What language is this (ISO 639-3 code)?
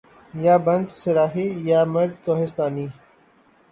urd